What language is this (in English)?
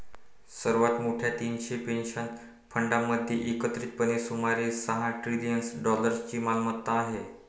Marathi